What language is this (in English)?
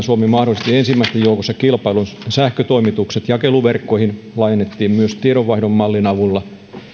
Finnish